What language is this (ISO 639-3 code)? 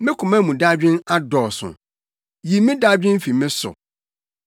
aka